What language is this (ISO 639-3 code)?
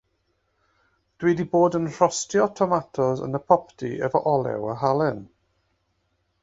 cym